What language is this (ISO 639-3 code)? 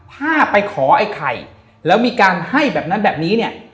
tha